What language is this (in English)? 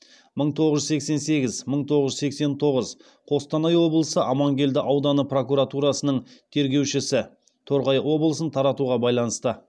Kazakh